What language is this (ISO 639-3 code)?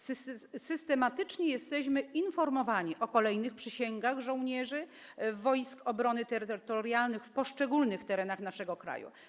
pol